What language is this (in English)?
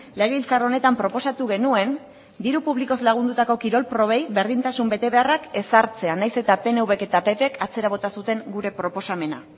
Basque